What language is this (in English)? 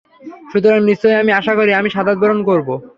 Bangla